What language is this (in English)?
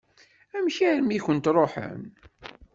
Kabyle